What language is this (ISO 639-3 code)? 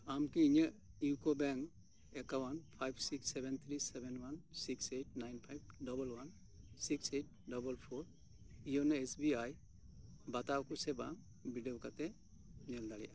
sat